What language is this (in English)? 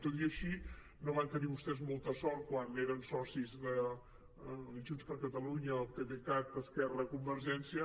Catalan